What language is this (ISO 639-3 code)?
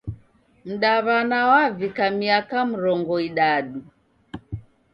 dav